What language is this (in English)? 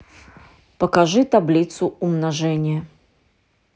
Russian